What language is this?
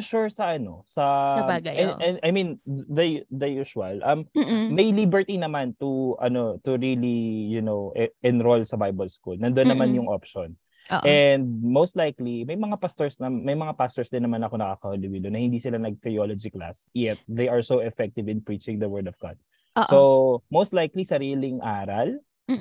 Filipino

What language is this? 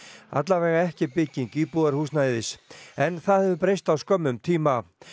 Icelandic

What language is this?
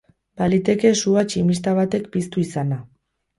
Basque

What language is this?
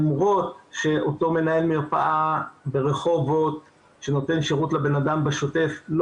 Hebrew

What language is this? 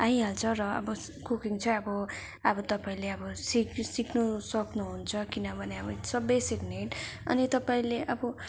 Nepali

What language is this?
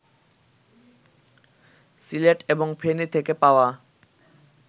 Bangla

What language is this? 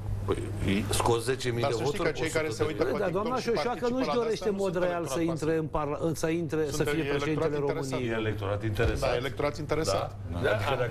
Romanian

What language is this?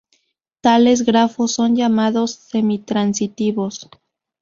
Spanish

